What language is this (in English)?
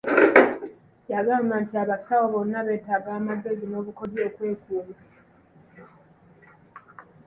Ganda